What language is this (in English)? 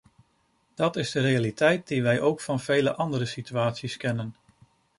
Dutch